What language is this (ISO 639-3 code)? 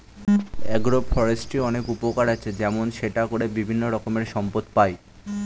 ben